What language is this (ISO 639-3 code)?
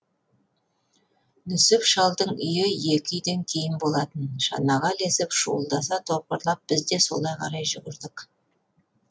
kaz